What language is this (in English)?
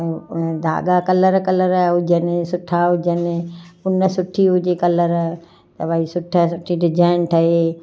Sindhi